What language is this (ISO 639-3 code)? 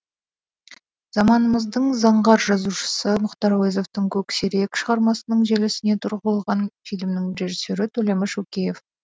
kaz